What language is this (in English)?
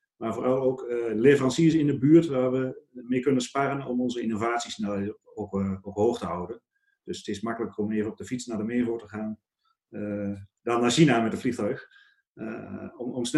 Dutch